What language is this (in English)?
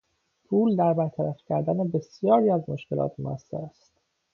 Persian